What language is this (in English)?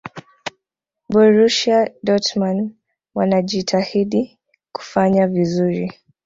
Swahili